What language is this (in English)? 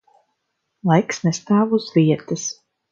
Latvian